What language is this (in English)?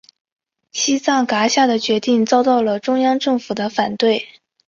Chinese